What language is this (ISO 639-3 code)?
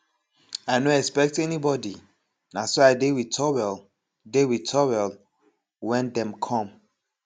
pcm